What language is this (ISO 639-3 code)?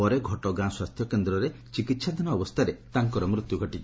ori